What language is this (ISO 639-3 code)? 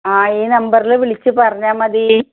mal